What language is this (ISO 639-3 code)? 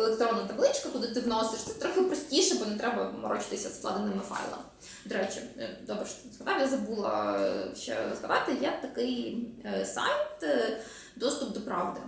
ukr